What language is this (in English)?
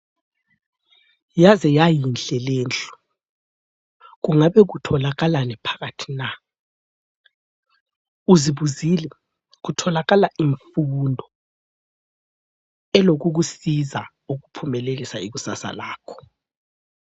North Ndebele